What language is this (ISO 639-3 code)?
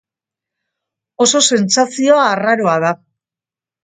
eus